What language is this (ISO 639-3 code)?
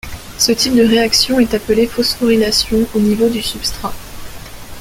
fra